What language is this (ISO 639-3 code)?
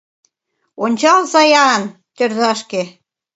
chm